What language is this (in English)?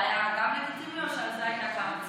Hebrew